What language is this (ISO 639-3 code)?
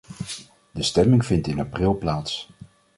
nld